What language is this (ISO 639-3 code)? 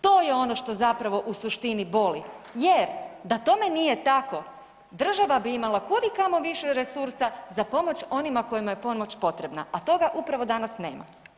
hrv